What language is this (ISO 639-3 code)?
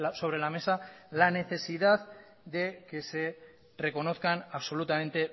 spa